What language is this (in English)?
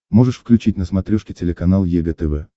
Russian